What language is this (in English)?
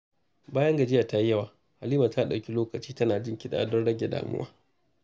Hausa